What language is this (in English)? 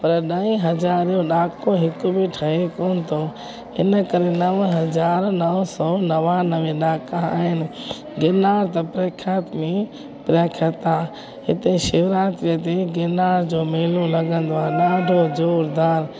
Sindhi